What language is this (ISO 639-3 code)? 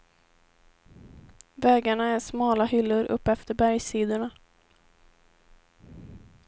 swe